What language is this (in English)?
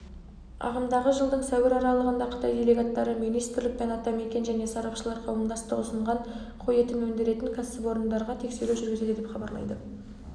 Kazakh